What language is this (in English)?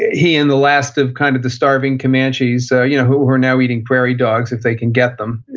English